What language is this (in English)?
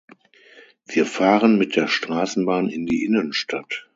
German